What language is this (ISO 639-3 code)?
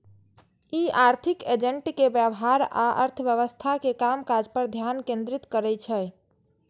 mai